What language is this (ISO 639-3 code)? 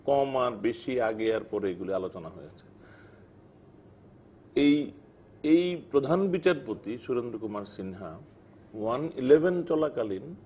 ben